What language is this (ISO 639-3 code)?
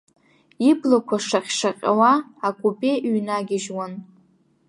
abk